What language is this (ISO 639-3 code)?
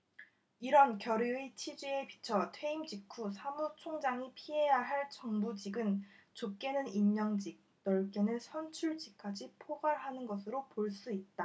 kor